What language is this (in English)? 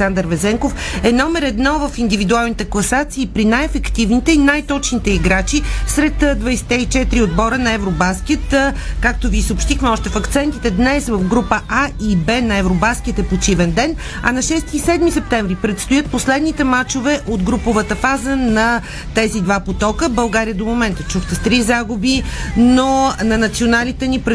Bulgarian